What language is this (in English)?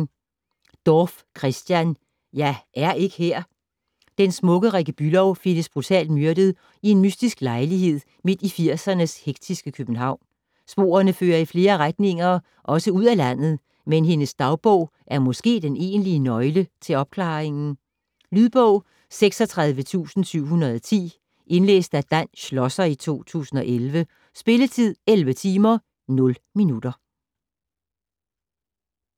Danish